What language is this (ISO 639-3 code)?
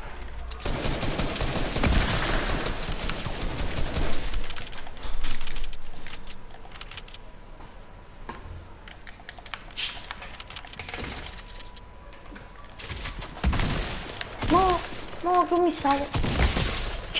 ita